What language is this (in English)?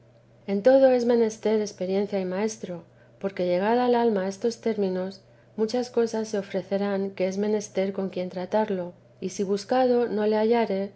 Spanish